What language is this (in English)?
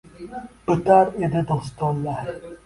Uzbek